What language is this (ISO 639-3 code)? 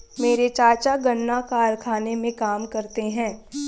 hin